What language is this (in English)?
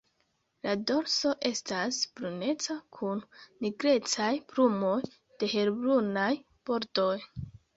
Esperanto